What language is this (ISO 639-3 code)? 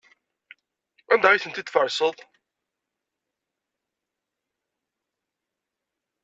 kab